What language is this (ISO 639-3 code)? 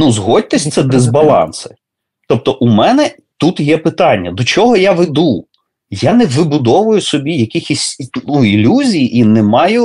ukr